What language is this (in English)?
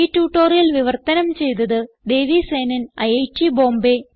Malayalam